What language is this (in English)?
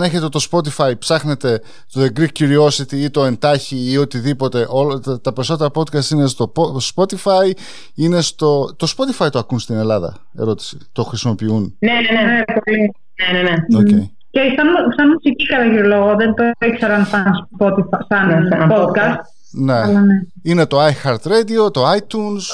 Greek